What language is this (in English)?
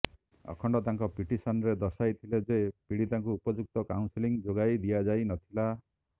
Odia